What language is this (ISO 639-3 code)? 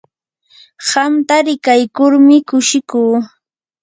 qur